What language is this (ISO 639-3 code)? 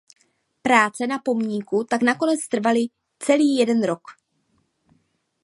ces